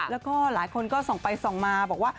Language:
Thai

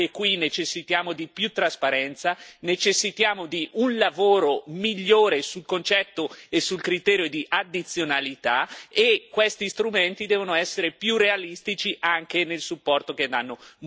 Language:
Italian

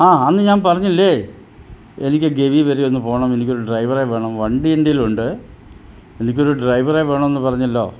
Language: Malayalam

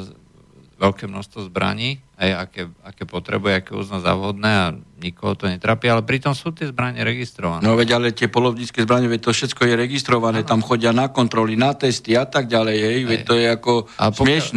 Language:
Slovak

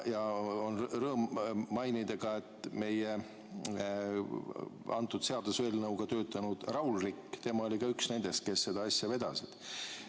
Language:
Estonian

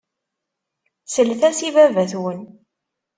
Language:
Kabyle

